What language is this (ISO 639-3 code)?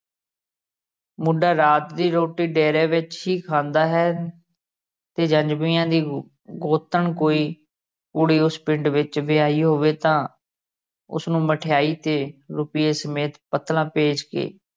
pan